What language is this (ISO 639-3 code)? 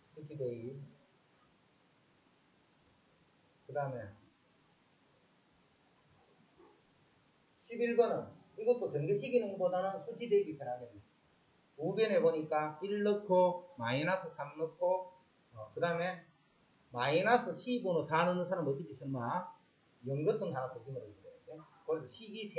kor